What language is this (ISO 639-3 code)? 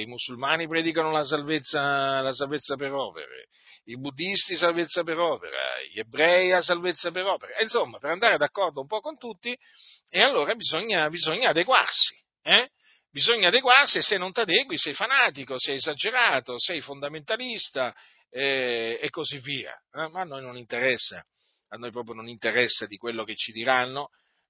ita